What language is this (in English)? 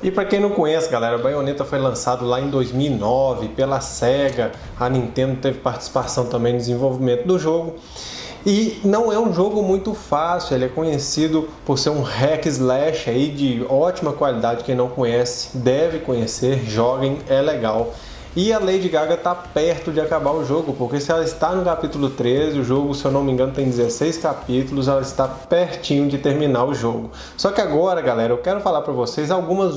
Portuguese